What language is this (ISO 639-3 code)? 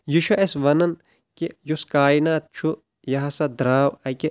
kas